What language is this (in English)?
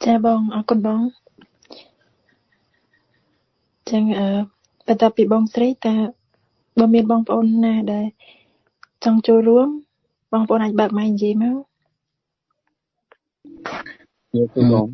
Vietnamese